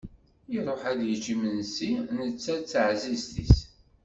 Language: Kabyle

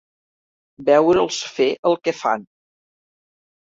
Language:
Catalan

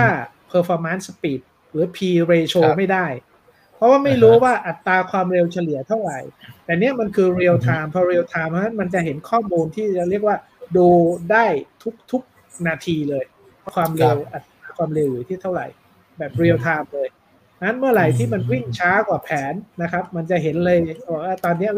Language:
Thai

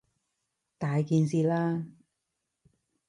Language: Cantonese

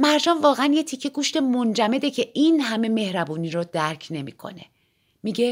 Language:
Persian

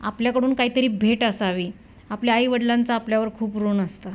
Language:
Marathi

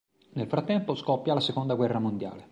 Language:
Italian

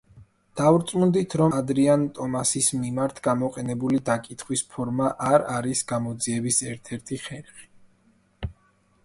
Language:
Georgian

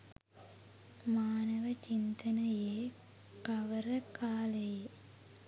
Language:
Sinhala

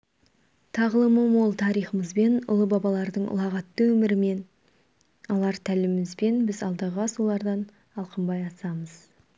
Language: Kazakh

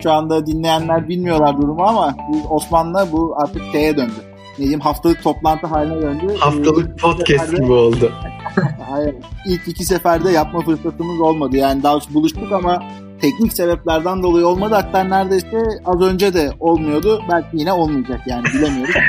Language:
Turkish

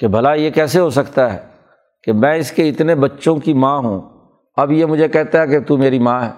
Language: Urdu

